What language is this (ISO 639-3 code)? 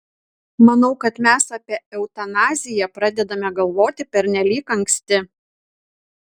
lit